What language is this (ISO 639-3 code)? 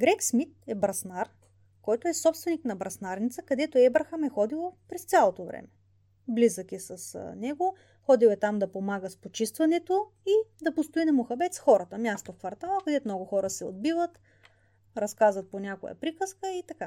bul